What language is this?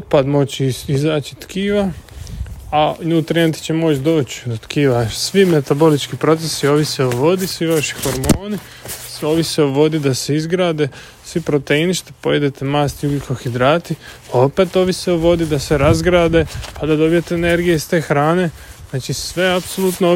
Croatian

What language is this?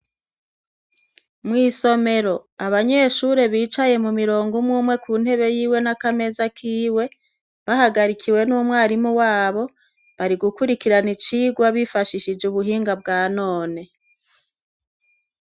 Rundi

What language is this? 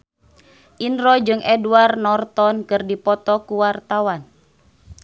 Sundanese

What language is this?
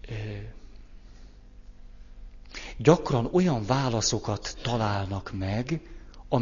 Hungarian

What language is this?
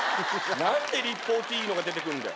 Japanese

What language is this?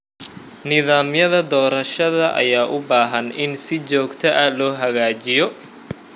Somali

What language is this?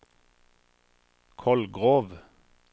Norwegian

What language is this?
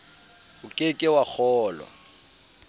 Southern Sotho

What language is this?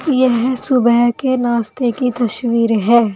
Hindi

